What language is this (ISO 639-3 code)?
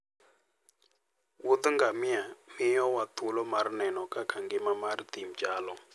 luo